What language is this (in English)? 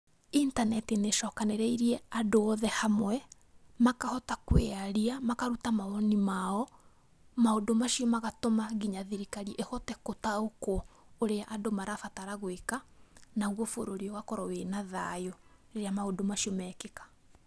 Kikuyu